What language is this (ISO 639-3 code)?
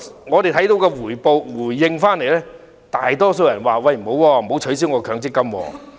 yue